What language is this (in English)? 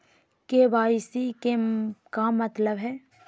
Magahi